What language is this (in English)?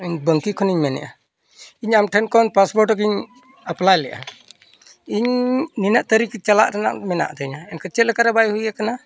Santali